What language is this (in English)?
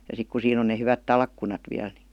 Finnish